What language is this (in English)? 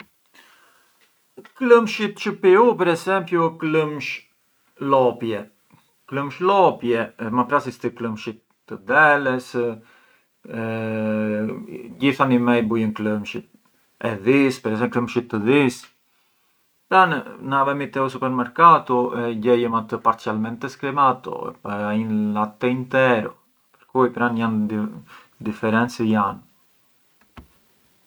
Arbëreshë Albanian